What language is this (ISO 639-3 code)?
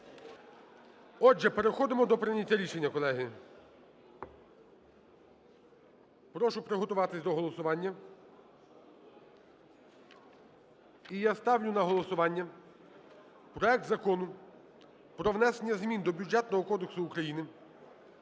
ukr